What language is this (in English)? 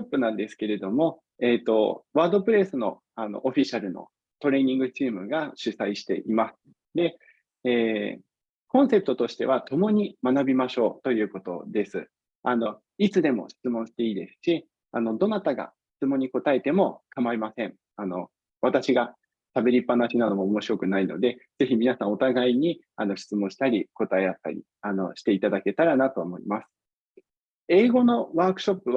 Japanese